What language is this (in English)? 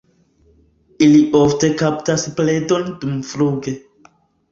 Esperanto